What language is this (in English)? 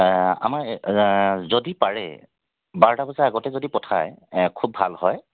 Assamese